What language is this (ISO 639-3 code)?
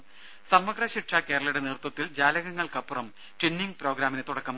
mal